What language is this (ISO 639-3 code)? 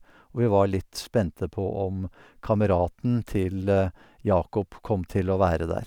nor